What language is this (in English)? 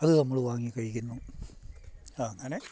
Malayalam